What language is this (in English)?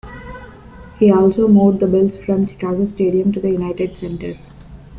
English